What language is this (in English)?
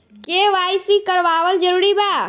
Bhojpuri